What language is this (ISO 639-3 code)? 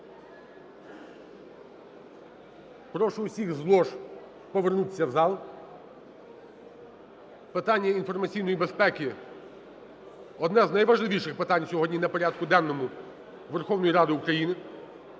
ukr